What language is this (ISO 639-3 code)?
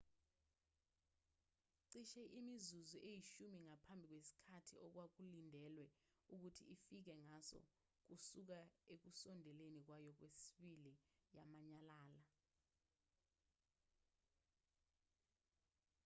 zul